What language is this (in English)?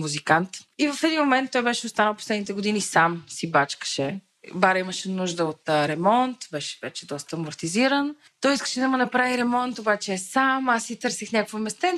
Bulgarian